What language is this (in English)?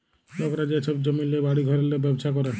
Bangla